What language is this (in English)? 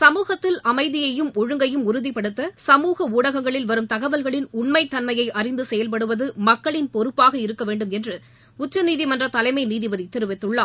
Tamil